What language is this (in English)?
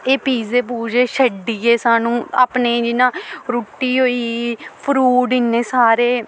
Dogri